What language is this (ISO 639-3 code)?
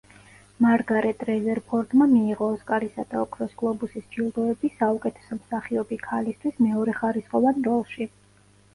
kat